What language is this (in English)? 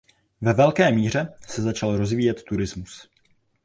Czech